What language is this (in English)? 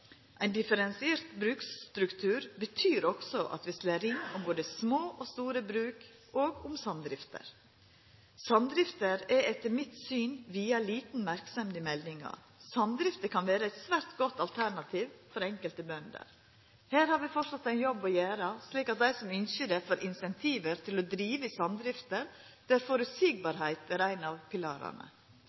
Norwegian Nynorsk